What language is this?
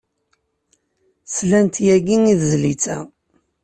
Kabyle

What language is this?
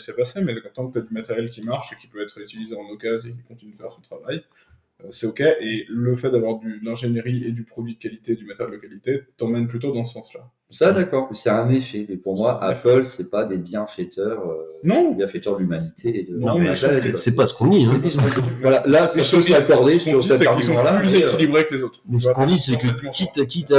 French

